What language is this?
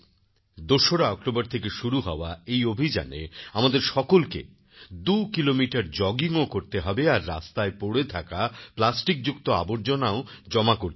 Bangla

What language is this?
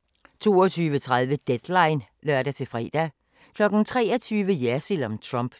Danish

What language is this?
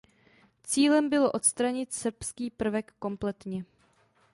Czech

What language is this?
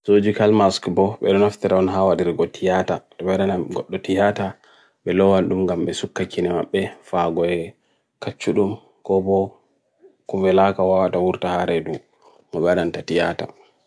Bagirmi Fulfulde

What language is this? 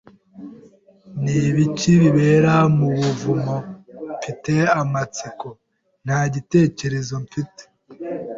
Kinyarwanda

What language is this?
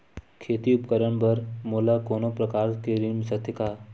Chhattisgarhi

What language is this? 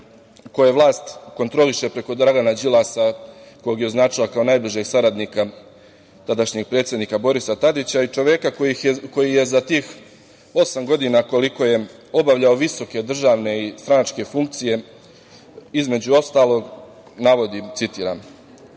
Serbian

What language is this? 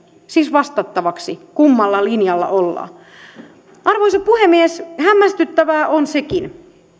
Finnish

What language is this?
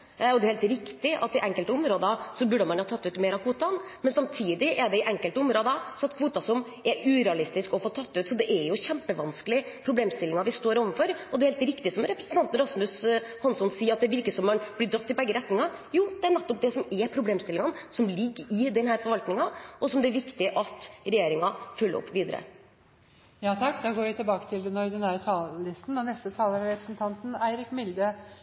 Norwegian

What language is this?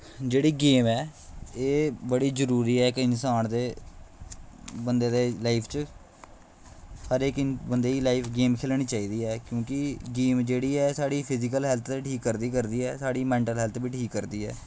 Dogri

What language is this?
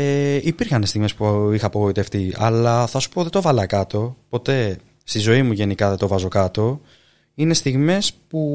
Greek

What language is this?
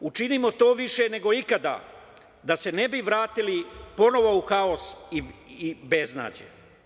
Serbian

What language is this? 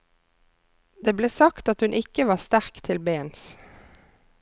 Norwegian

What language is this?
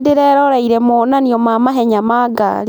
Kikuyu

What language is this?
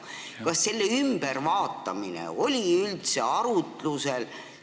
Estonian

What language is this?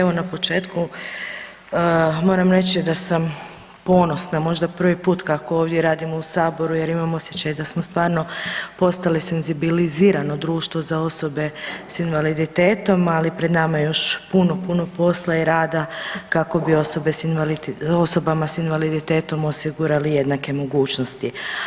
Croatian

